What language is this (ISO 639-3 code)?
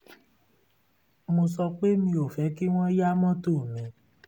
yor